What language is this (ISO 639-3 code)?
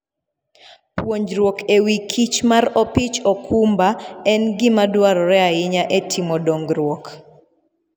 luo